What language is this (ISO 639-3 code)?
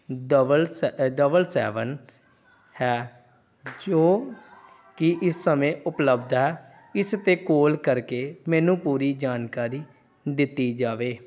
pan